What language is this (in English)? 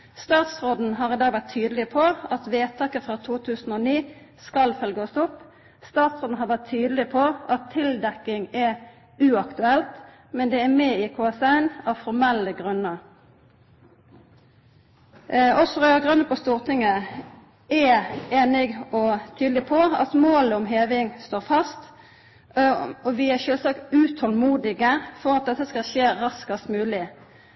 Norwegian Nynorsk